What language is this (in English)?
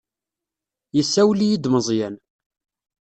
Kabyle